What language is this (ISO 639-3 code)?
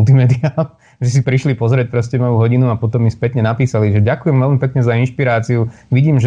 slk